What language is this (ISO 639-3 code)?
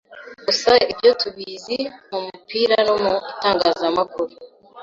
kin